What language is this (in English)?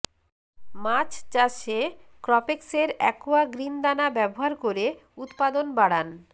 Bangla